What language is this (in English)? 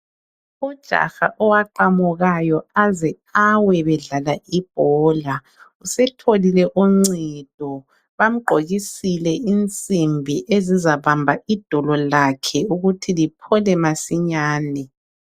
North Ndebele